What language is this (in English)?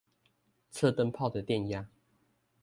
Chinese